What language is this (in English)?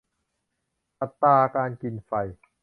Thai